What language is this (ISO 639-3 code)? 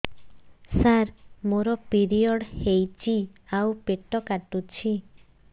ori